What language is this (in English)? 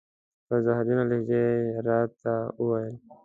Pashto